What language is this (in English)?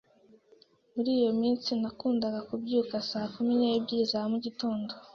Kinyarwanda